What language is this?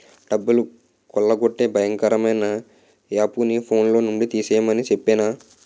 Telugu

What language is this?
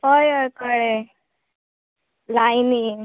Konkani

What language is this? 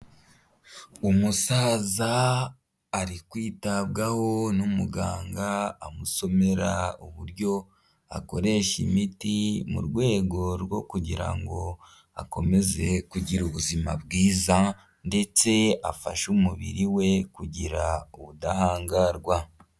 Kinyarwanda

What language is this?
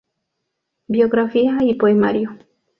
Spanish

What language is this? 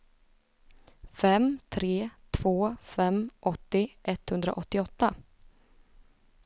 Swedish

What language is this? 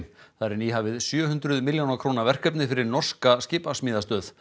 Icelandic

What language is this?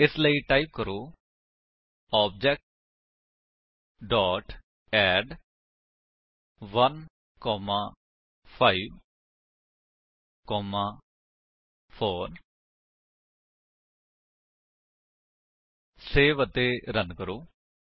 Punjabi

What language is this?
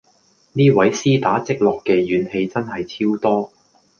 Cantonese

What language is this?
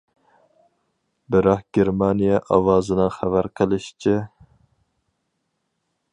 Uyghur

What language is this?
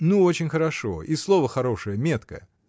Russian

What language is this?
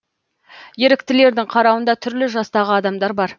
Kazakh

